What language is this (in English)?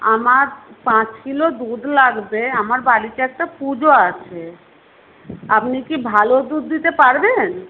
Bangla